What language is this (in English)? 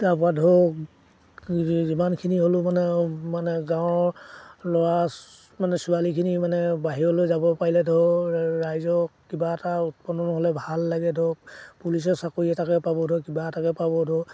Assamese